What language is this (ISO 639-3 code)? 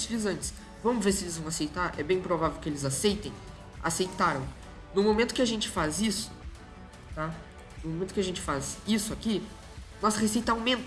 por